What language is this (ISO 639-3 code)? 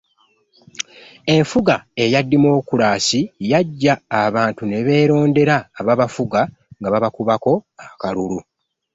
lug